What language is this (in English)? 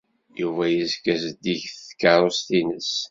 Kabyle